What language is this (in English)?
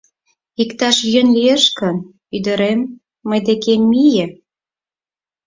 Mari